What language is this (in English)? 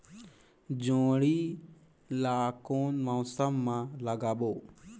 Chhattisgarhi